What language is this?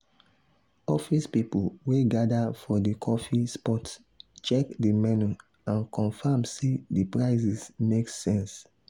Nigerian Pidgin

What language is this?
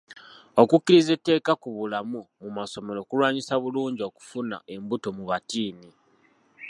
Ganda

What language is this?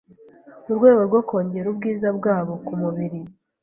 Kinyarwanda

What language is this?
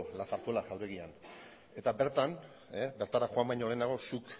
Basque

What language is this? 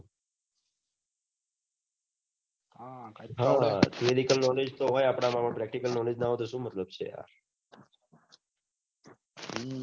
Gujarati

